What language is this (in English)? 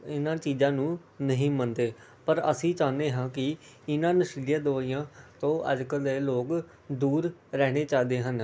Punjabi